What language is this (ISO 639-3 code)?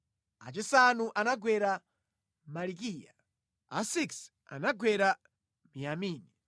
nya